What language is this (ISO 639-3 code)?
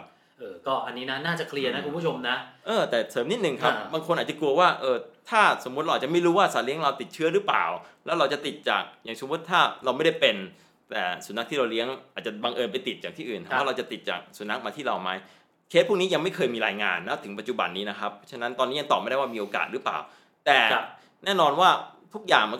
tha